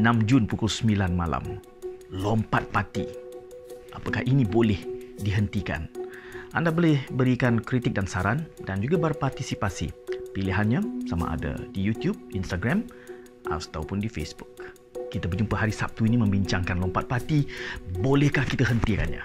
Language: Malay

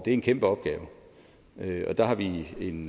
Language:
Danish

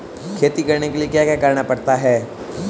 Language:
Hindi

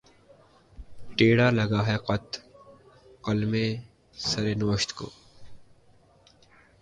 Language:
Urdu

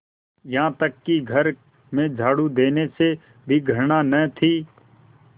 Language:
Hindi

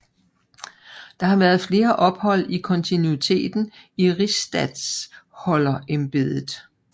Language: Danish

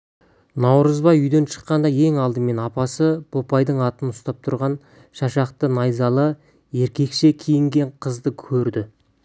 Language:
Kazakh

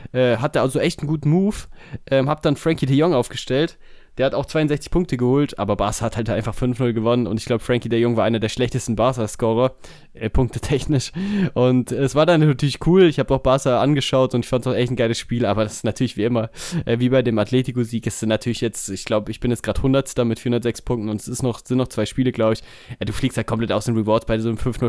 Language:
German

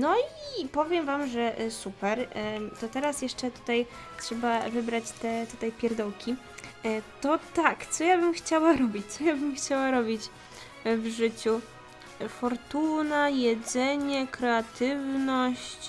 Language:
Polish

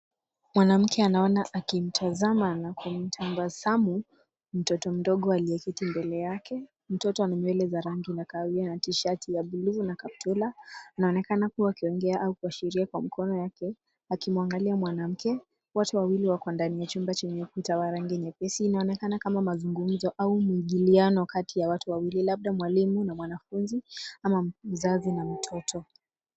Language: Swahili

